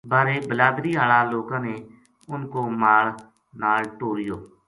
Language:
Gujari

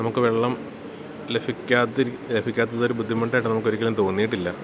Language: Malayalam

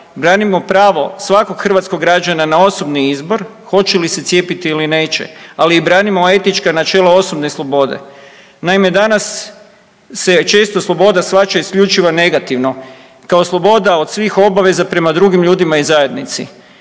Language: Croatian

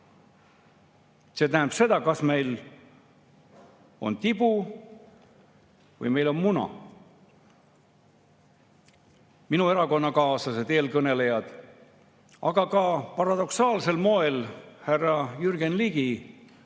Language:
Estonian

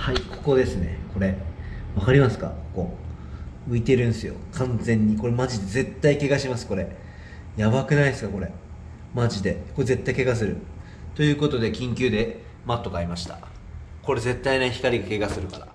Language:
Japanese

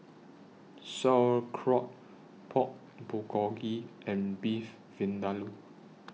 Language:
English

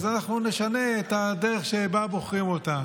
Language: Hebrew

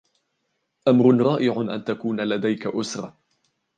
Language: Arabic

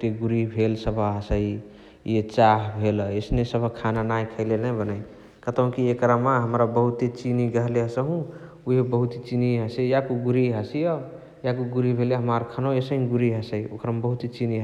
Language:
Chitwania Tharu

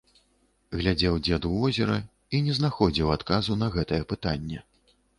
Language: Belarusian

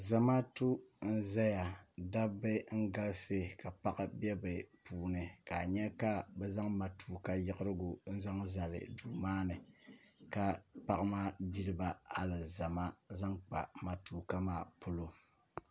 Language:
Dagbani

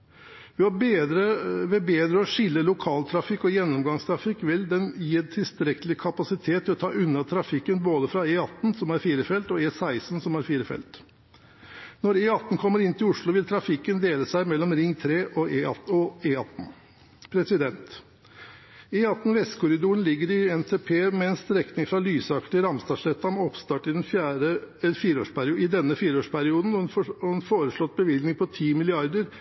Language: Norwegian Bokmål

